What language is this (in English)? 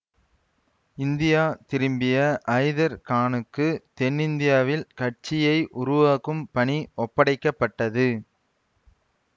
Tamil